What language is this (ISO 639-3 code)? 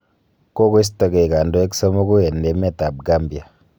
kln